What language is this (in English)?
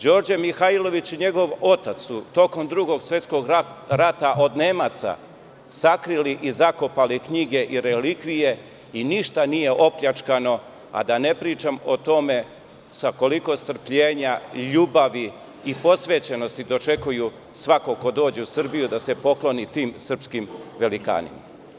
Serbian